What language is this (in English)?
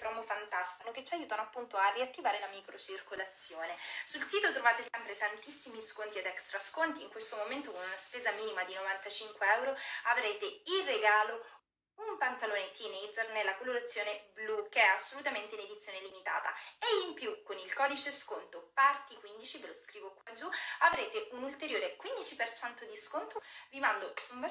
Italian